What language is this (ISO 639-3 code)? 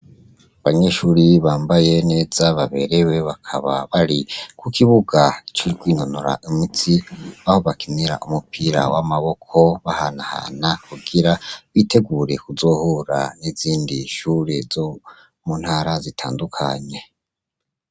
run